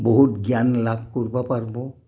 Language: Assamese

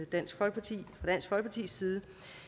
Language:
Danish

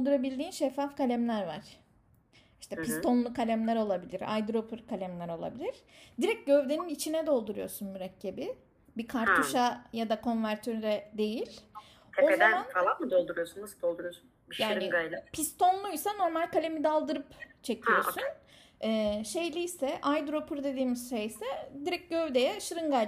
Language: Turkish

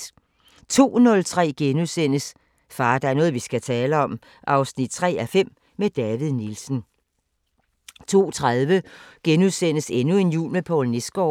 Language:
Danish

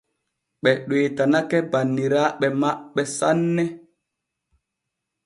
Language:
Borgu Fulfulde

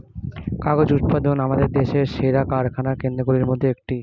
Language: Bangla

